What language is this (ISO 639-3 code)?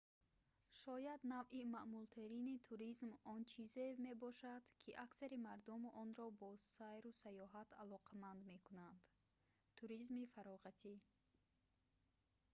tgk